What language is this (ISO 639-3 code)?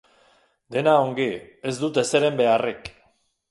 eus